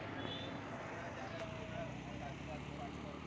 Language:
Chhattisgarhi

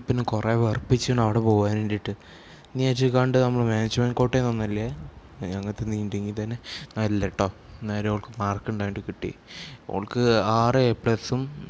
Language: Malayalam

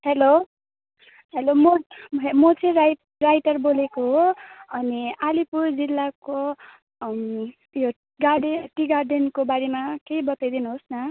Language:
Nepali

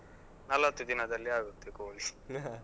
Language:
Kannada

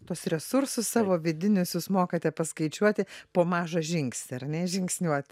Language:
Lithuanian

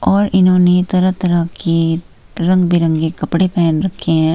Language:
Hindi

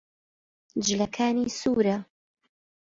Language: Central Kurdish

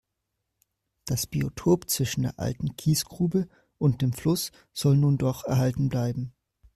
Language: German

